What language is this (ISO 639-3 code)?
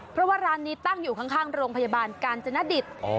tha